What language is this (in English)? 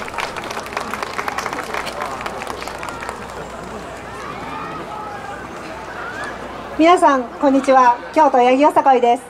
Japanese